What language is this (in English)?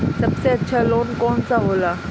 Bhojpuri